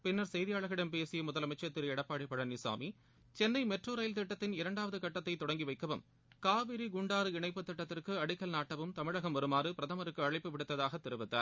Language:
Tamil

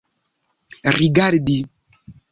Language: Esperanto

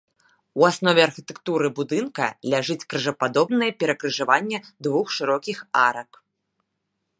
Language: Belarusian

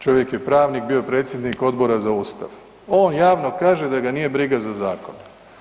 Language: Croatian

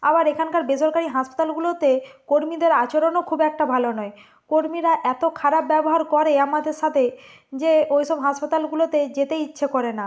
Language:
Bangla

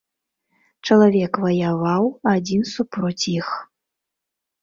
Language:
Belarusian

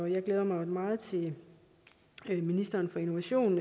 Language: Danish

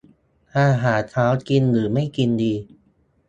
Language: Thai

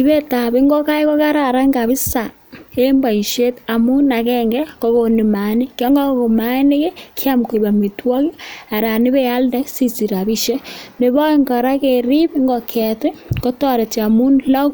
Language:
Kalenjin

